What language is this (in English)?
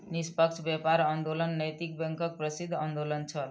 Maithili